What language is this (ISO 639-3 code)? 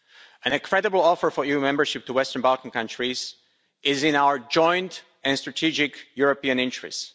eng